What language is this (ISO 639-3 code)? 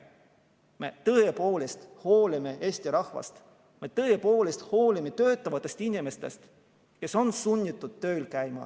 est